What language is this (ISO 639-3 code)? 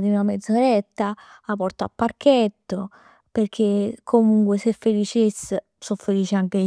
nap